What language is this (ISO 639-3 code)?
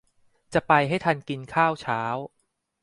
tha